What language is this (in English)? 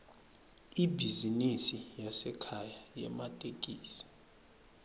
Swati